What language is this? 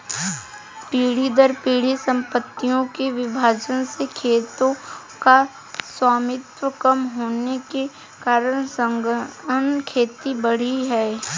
Hindi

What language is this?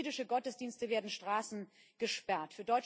German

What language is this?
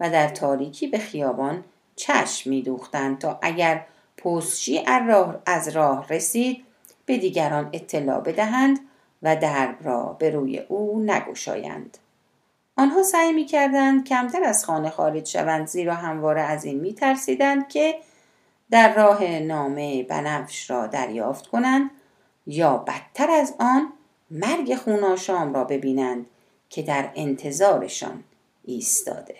Persian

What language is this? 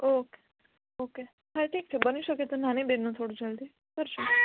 Gujarati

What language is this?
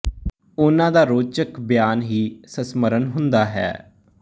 Punjabi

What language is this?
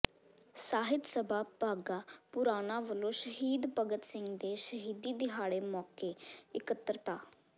Punjabi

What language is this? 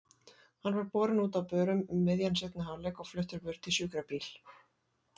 Icelandic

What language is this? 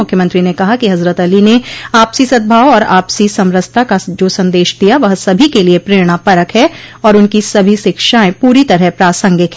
Hindi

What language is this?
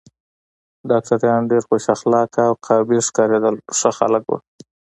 Pashto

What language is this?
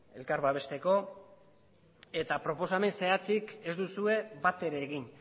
Basque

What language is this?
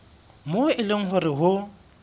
Southern Sotho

